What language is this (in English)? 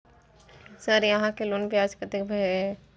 Maithili